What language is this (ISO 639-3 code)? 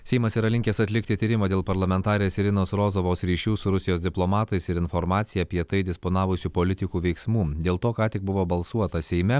lit